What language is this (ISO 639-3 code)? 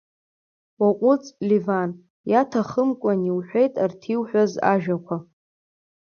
abk